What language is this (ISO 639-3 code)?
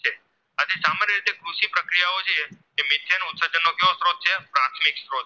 guj